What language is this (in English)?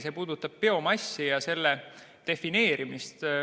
Estonian